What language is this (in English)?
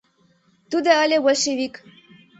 Mari